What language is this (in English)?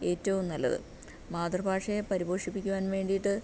Malayalam